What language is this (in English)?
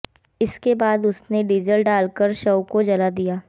Hindi